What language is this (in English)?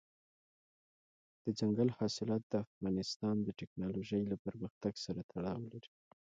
Pashto